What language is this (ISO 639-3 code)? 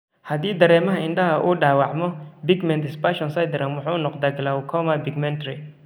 som